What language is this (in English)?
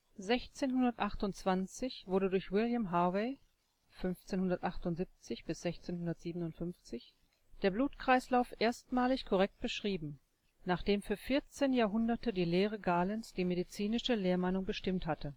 German